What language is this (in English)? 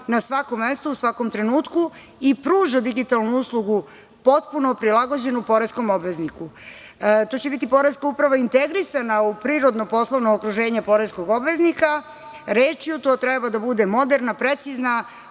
Serbian